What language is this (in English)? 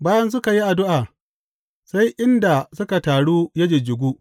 Hausa